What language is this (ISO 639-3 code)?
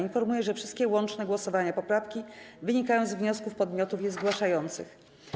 pol